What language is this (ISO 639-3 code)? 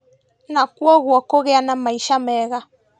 kik